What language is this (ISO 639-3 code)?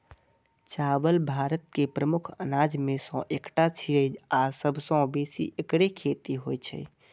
mai